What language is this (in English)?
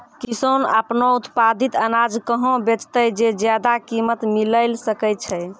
Maithili